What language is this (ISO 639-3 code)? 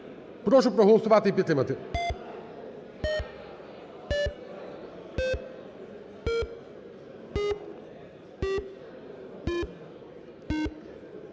ukr